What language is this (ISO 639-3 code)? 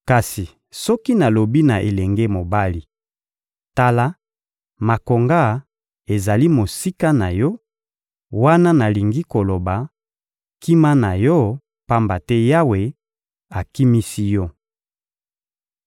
lin